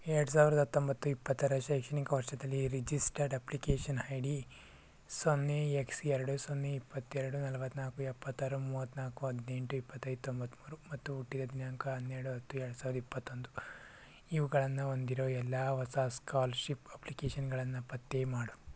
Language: Kannada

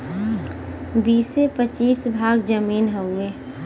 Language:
Bhojpuri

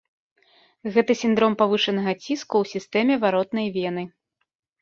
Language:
Belarusian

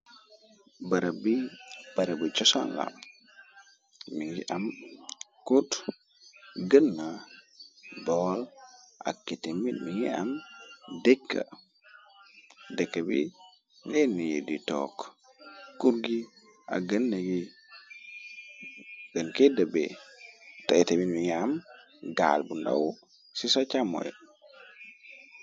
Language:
Wolof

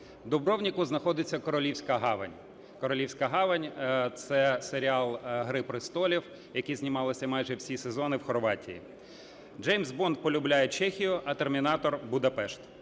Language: Ukrainian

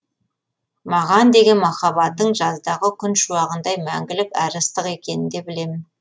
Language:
Kazakh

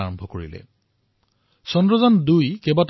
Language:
Assamese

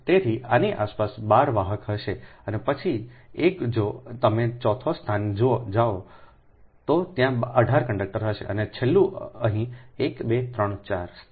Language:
Gujarati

